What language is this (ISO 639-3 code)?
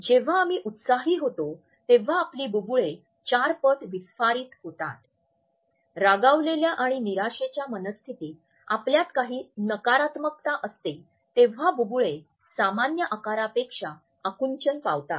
mar